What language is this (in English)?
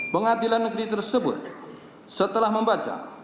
Indonesian